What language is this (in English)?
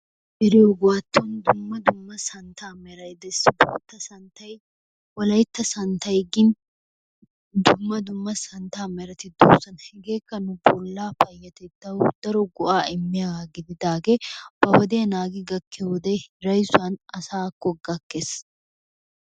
Wolaytta